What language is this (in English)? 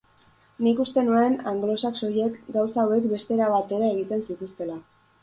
Basque